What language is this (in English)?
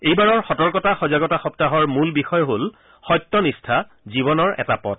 Assamese